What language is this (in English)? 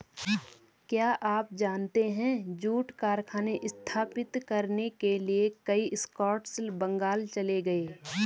Hindi